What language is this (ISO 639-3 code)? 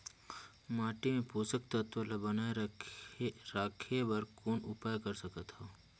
hne